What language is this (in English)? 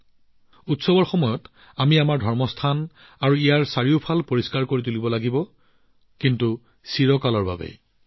Assamese